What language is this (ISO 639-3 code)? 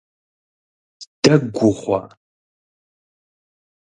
kbd